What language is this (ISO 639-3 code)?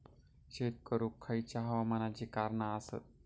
mar